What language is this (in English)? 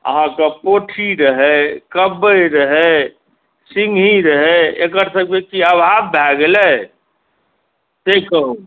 Maithili